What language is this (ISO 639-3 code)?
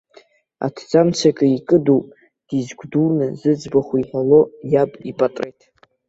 abk